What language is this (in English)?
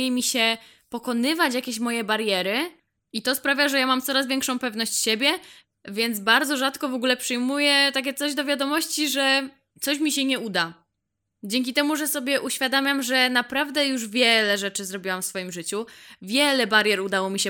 Polish